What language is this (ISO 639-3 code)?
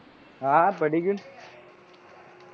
guj